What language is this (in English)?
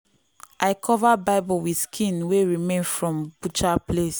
Nigerian Pidgin